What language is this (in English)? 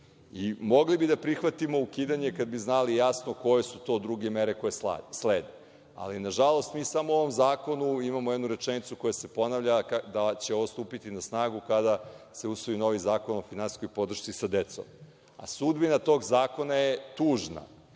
Serbian